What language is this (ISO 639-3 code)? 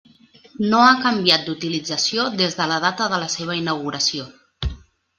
cat